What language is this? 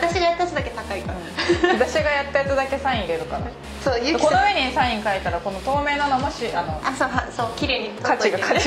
Japanese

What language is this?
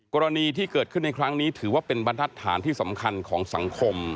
Thai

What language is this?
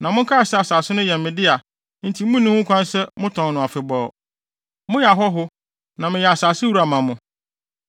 Akan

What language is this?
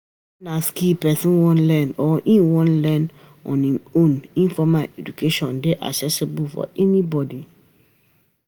Nigerian Pidgin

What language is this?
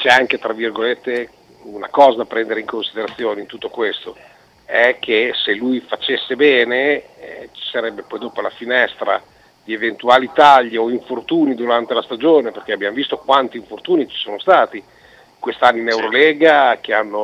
Italian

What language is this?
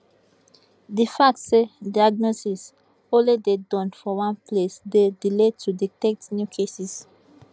Nigerian Pidgin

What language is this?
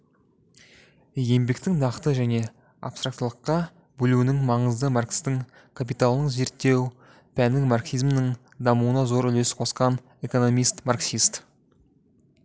Kazakh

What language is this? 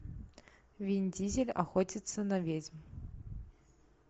Russian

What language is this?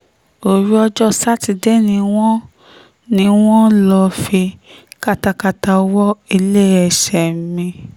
Yoruba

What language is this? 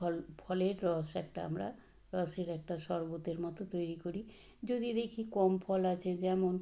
Bangla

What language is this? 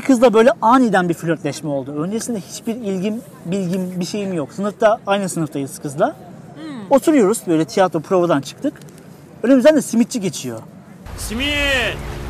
Turkish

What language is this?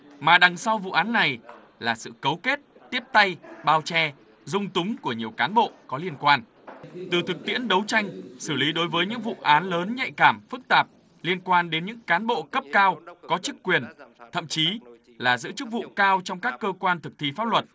Vietnamese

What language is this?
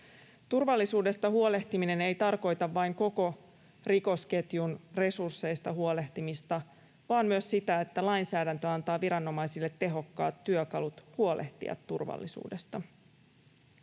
Finnish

